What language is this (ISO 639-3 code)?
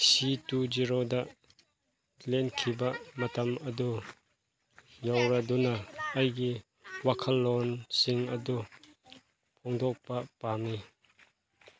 mni